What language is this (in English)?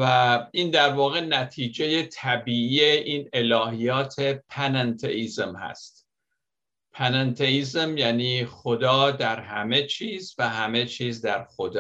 Persian